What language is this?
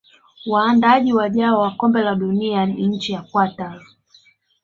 Swahili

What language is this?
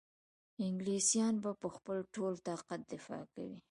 Pashto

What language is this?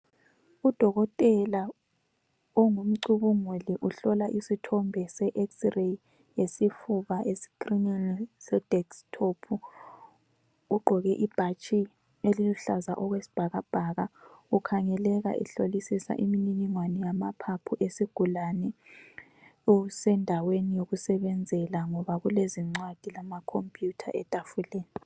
North Ndebele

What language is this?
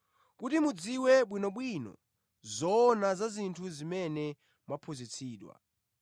Nyanja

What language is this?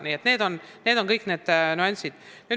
Estonian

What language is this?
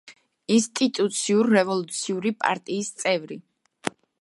Georgian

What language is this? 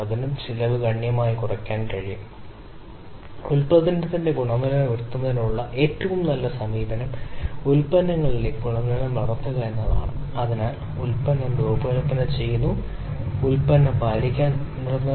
Malayalam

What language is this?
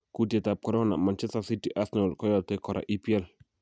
Kalenjin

